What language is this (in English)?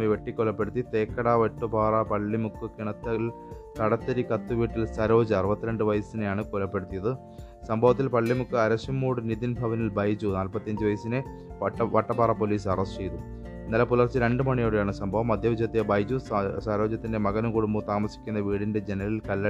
Malayalam